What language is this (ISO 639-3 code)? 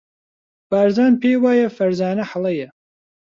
ckb